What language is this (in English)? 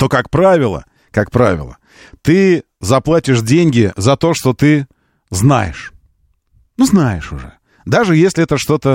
Russian